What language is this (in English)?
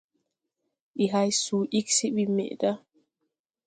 Tupuri